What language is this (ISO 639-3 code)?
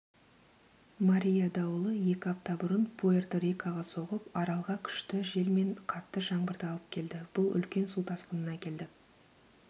kaz